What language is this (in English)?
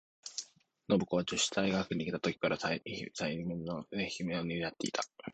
Japanese